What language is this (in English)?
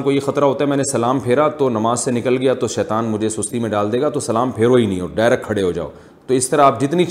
Urdu